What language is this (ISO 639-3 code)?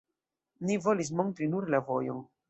epo